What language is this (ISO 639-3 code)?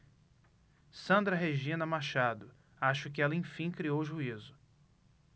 por